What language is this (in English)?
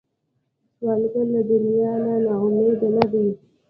Pashto